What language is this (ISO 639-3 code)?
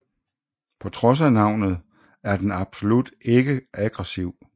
dan